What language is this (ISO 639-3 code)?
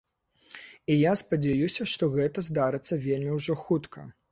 bel